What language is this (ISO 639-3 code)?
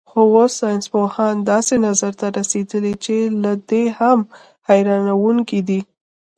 pus